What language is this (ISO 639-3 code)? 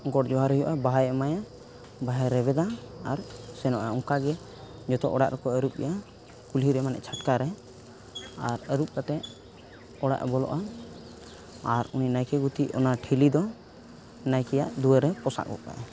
sat